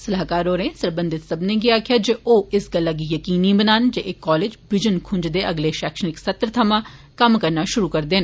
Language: Dogri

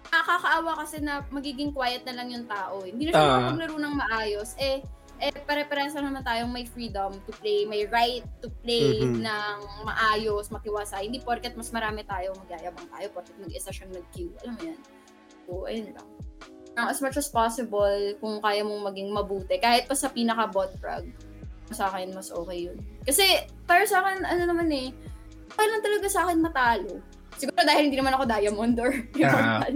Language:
Filipino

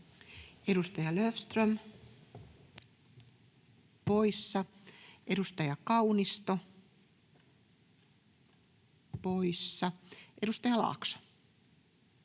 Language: Finnish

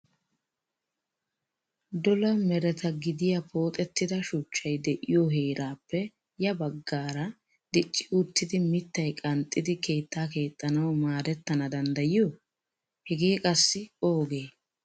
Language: Wolaytta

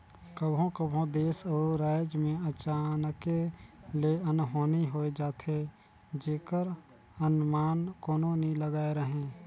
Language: Chhattisgarhi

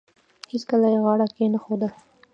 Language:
Pashto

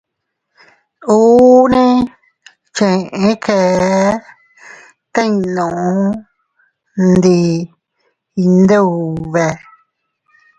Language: Teutila Cuicatec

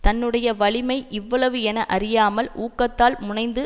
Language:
Tamil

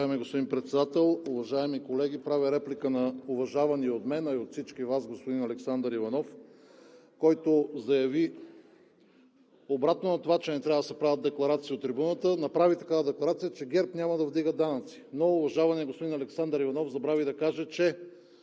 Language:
Bulgarian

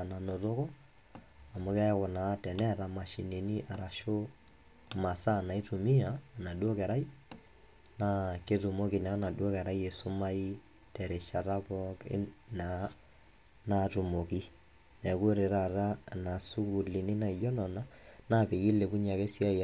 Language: Masai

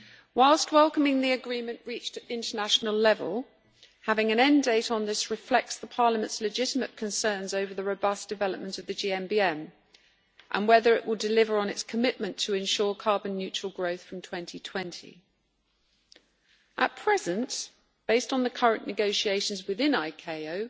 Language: English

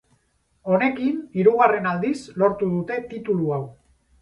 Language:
Basque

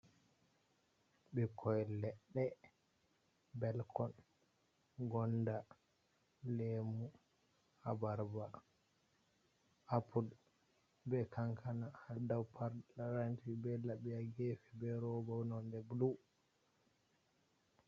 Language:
Fula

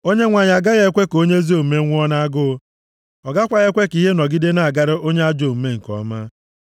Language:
Igbo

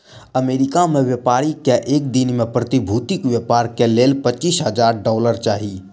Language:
Maithili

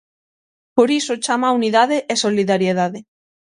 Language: Galician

